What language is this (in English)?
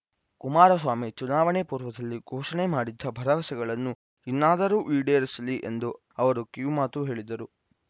Kannada